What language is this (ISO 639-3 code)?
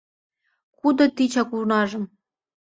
chm